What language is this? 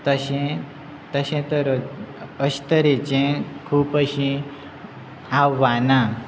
Konkani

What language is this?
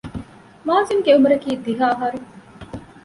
Divehi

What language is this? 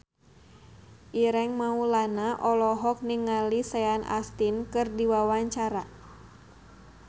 Sundanese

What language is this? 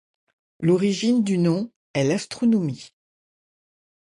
French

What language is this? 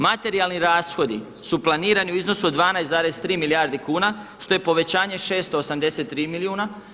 Croatian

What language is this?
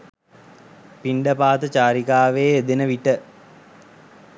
Sinhala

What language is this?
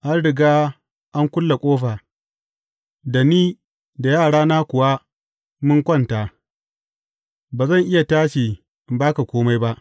Hausa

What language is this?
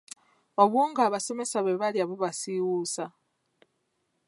Ganda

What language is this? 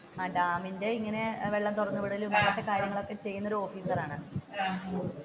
Malayalam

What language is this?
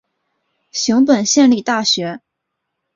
Chinese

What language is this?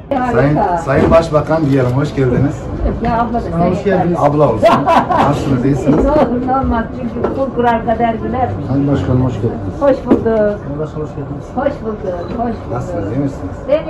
Turkish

